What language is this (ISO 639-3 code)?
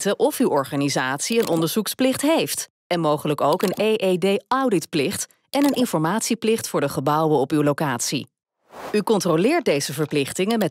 nld